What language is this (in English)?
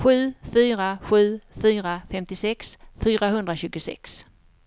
Swedish